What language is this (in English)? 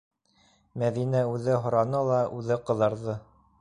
Bashkir